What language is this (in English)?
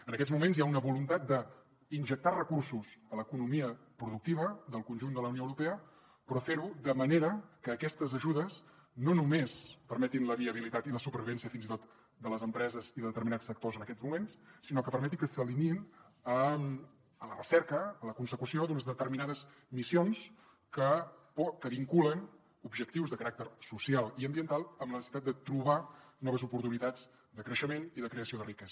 Catalan